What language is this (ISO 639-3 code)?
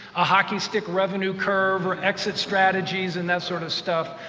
eng